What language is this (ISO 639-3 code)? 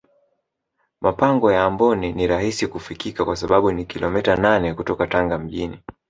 swa